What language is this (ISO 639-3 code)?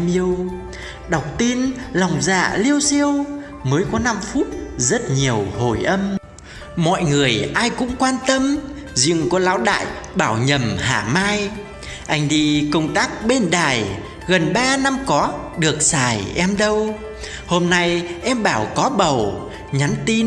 vie